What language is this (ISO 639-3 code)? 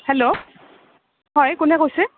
asm